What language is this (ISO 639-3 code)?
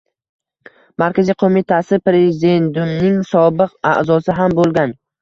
uzb